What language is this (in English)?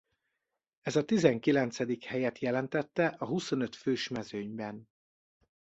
Hungarian